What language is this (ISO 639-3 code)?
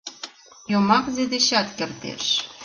chm